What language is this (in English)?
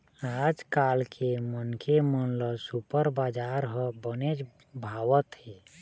Chhattisgarhi